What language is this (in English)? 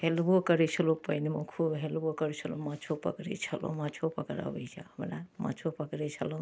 Maithili